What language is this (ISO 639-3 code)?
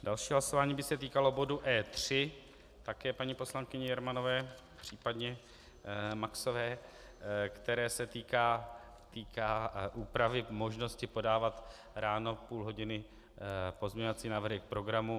ces